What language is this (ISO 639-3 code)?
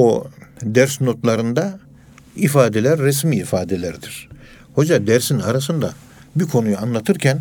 tur